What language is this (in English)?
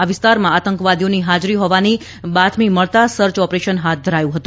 Gujarati